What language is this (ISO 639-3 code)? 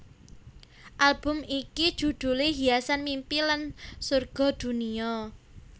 jav